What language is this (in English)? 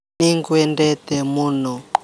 Kikuyu